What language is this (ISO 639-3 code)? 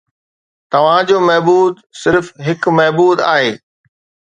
snd